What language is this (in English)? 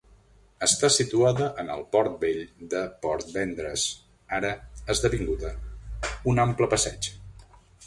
Catalan